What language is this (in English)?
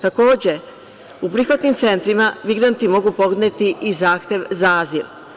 Serbian